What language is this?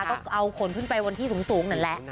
Thai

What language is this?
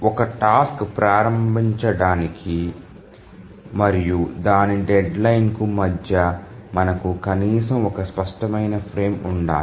Telugu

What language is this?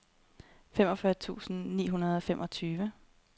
Danish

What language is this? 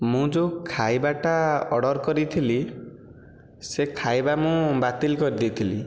Odia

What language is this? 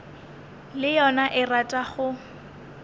Northern Sotho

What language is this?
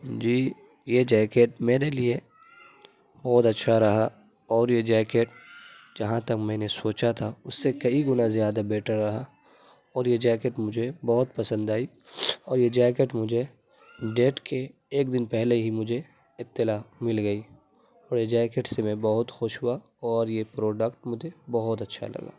Urdu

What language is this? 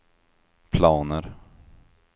Swedish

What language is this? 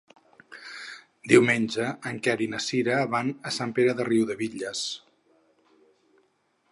Catalan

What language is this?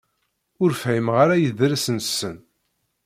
Kabyle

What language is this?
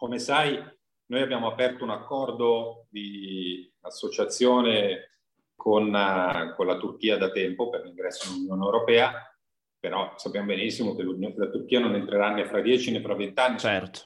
Italian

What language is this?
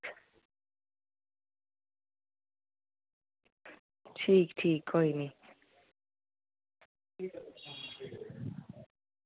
Dogri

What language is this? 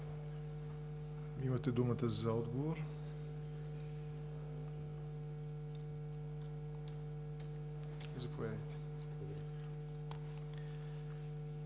Bulgarian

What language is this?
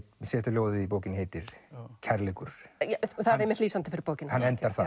Icelandic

